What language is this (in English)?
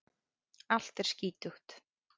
Icelandic